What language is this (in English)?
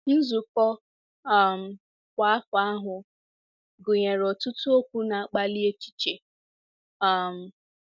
Igbo